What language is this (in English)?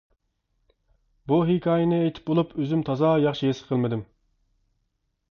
Uyghur